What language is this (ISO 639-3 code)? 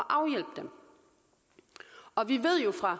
dan